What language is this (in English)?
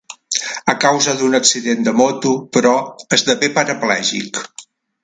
Catalan